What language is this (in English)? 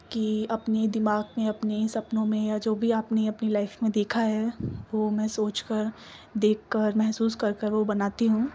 Urdu